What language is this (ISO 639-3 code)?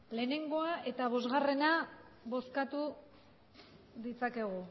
eus